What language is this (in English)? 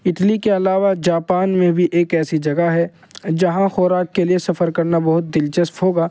Urdu